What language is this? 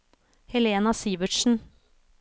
Norwegian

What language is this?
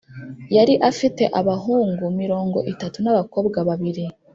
Kinyarwanda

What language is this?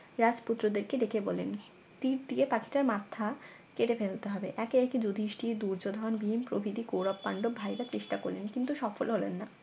Bangla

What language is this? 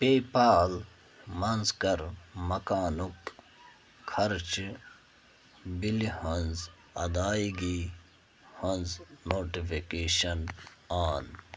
Kashmiri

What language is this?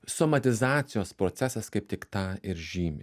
Lithuanian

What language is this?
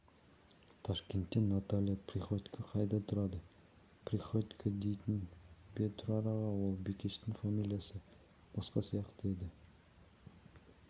Kazakh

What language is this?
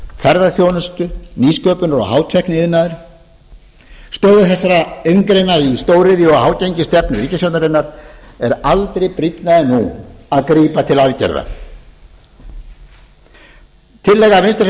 Icelandic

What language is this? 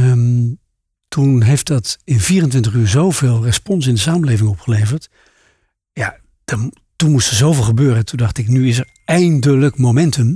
Dutch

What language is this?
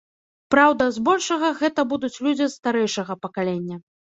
Belarusian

